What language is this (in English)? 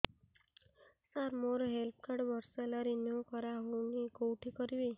Odia